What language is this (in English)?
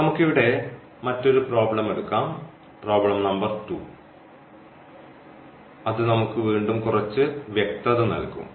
Malayalam